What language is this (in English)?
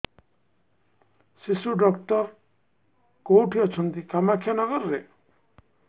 Odia